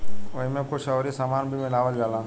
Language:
Bhojpuri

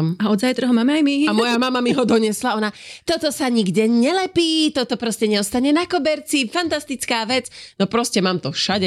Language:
Slovak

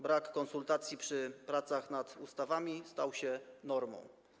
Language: Polish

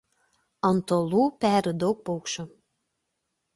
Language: Lithuanian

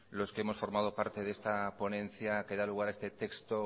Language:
Spanish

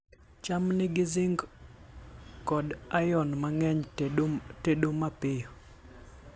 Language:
Luo (Kenya and Tanzania)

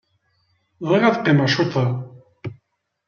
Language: Kabyle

